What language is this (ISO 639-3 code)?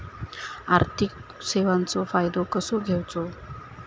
mar